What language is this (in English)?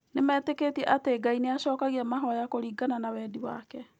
Kikuyu